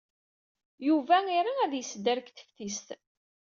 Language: Kabyle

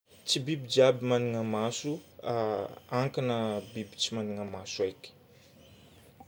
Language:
Northern Betsimisaraka Malagasy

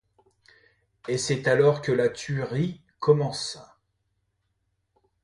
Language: French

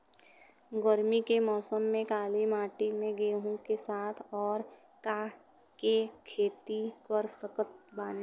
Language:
Bhojpuri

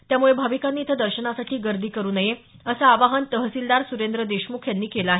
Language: Marathi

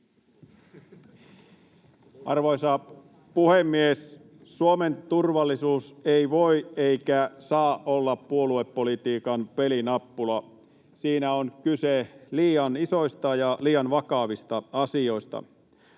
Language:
Finnish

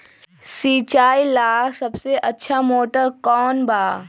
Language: Magahi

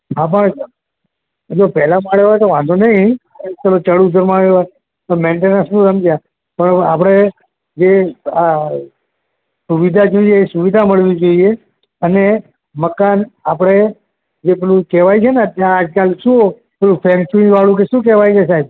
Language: Gujarati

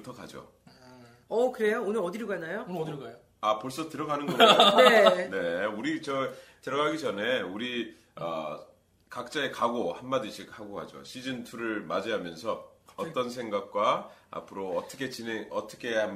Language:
Korean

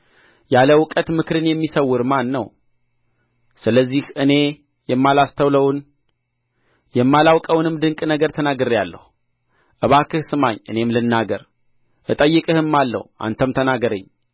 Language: Amharic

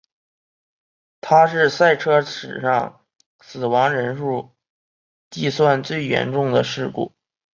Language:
Chinese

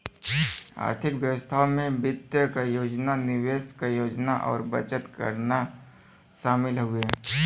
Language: Bhojpuri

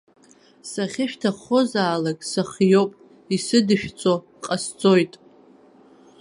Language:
Abkhazian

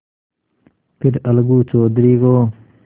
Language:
Hindi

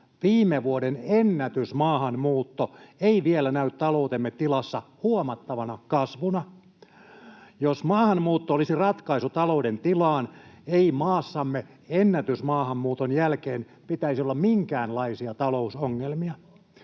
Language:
Finnish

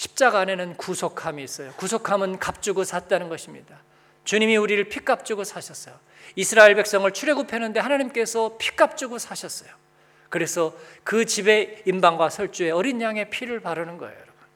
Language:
Korean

